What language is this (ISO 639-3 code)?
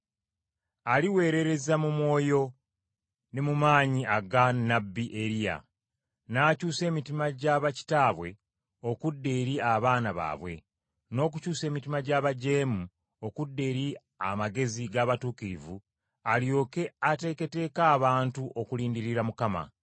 lug